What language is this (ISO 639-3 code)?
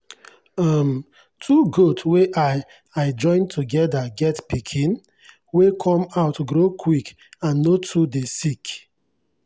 pcm